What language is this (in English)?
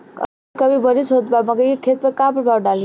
Bhojpuri